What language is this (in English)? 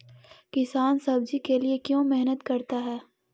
Magahi